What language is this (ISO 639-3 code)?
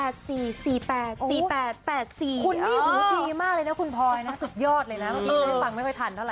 tha